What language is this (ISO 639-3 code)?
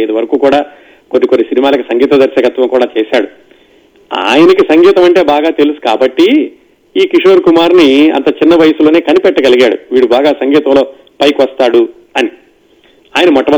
tel